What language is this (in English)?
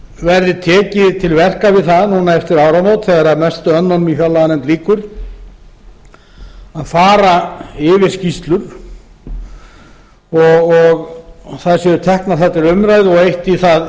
Icelandic